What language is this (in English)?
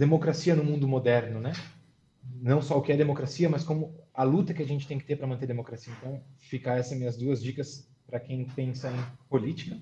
Portuguese